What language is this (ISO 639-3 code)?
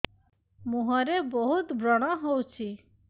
ori